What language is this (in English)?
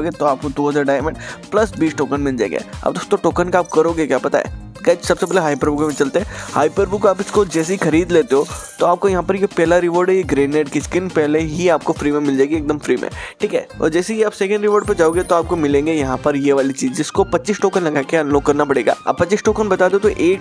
Hindi